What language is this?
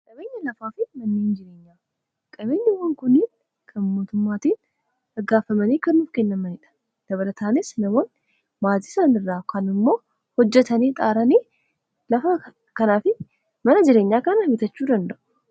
Oromo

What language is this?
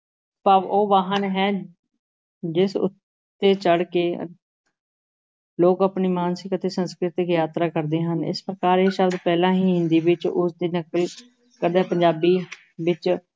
Punjabi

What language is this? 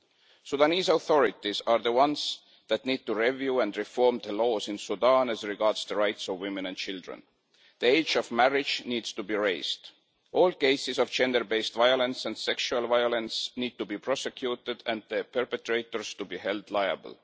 English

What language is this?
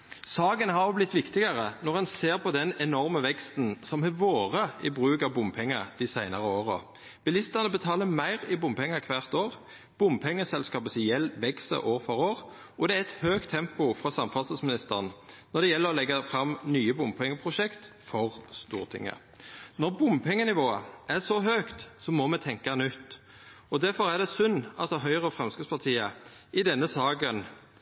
Norwegian Nynorsk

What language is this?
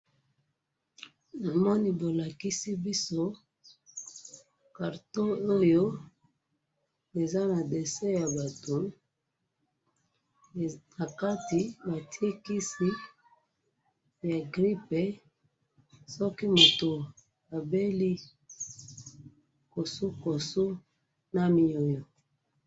Lingala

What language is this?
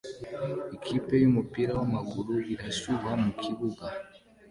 Kinyarwanda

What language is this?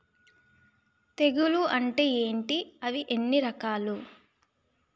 Telugu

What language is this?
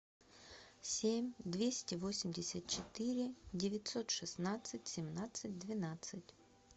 Russian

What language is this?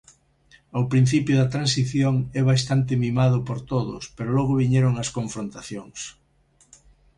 Galician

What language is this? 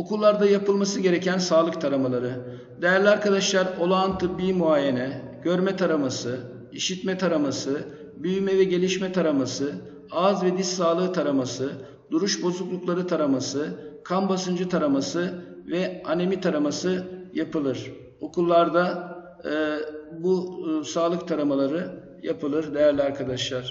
Turkish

